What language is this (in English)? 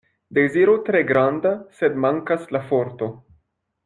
Esperanto